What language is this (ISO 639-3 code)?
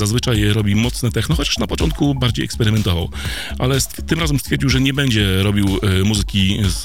pol